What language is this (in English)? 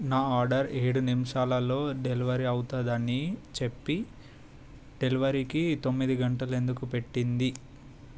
Telugu